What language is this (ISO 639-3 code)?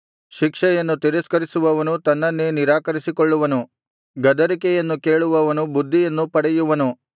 kan